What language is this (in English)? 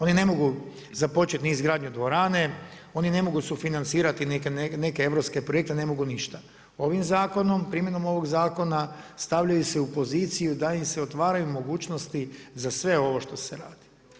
Croatian